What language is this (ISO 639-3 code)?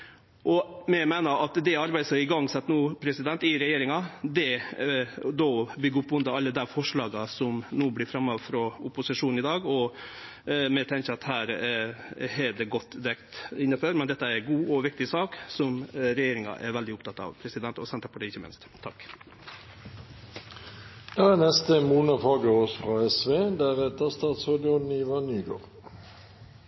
nor